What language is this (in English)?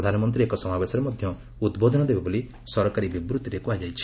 Odia